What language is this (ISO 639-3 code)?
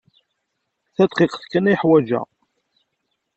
kab